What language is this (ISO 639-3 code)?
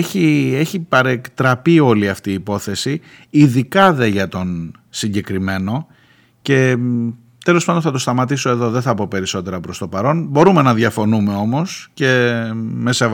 ell